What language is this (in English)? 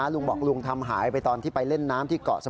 Thai